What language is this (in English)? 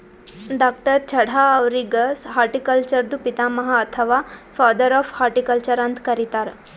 Kannada